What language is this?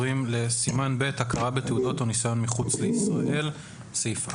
Hebrew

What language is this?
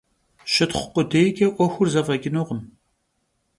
Kabardian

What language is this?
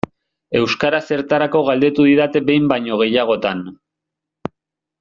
Basque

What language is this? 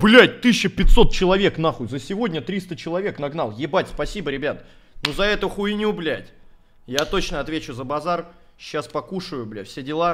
Russian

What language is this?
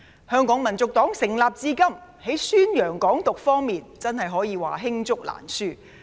Cantonese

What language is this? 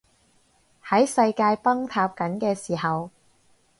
Cantonese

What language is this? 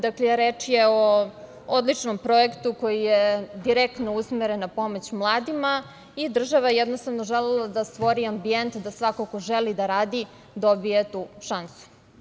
Serbian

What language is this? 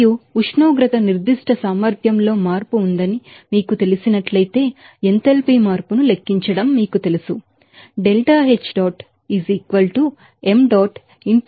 Telugu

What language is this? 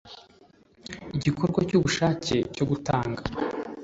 Kinyarwanda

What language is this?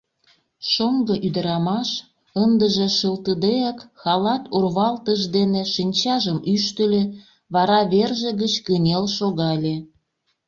Mari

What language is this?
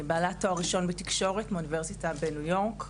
Hebrew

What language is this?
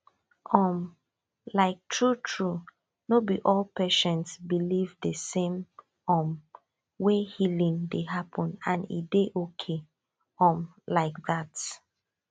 Nigerian Pidgin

